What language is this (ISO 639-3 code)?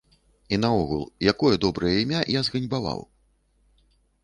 bel